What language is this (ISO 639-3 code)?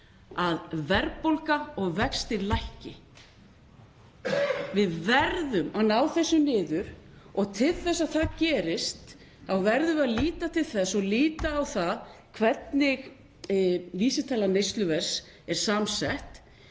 isl